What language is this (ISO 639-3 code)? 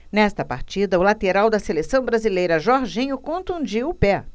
por